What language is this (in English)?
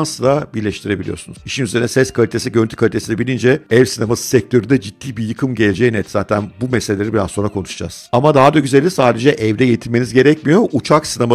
Turkish